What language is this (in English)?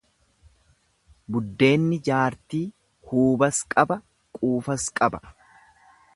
Oromo